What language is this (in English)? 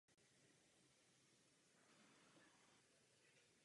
Czech